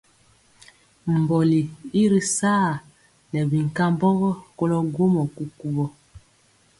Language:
Mpiemo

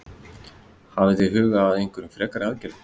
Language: Icelandic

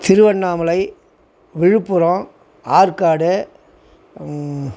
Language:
Tamil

